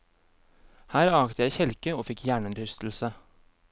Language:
Norwegian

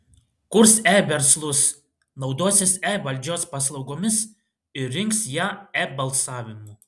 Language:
Lithuanian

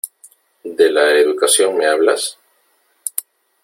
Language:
Spanish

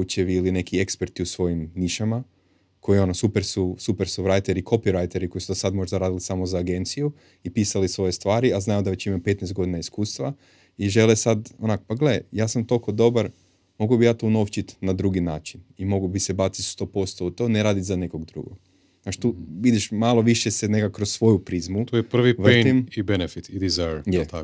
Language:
Croatian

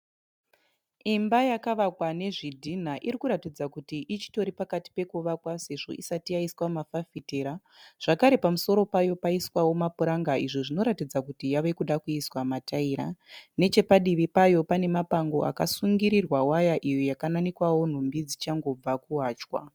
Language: Shona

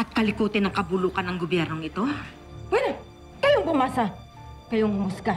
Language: Filipino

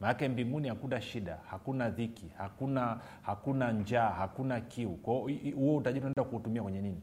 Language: Swahili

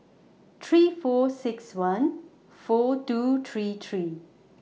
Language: English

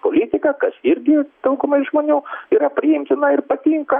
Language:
Lithuanian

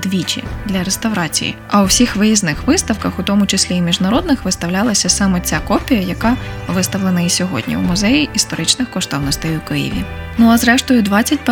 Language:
Ukrainian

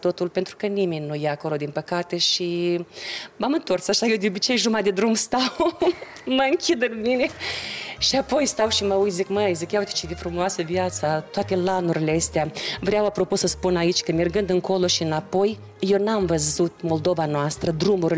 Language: Romanian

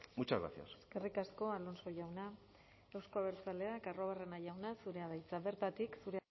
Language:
Basque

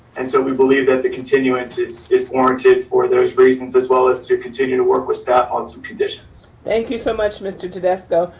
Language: English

